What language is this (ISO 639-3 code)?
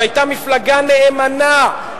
heb